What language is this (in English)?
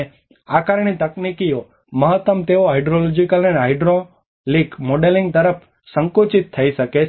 Gujarati